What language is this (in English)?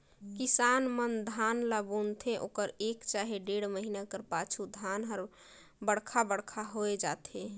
Chhattisgarhi